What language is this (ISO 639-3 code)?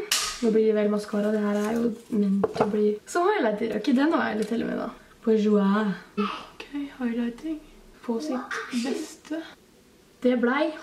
nor